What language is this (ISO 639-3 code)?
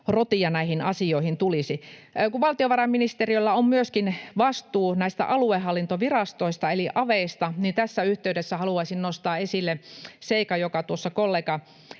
fin